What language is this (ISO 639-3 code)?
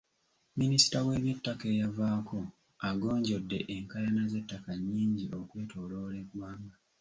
lug